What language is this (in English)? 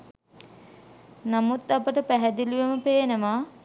Sinhala